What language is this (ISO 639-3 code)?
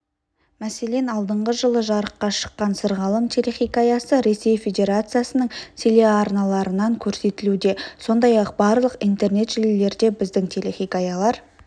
kaz